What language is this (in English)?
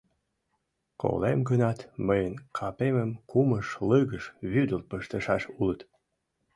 Mari